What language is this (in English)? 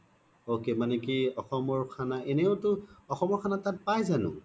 Assamese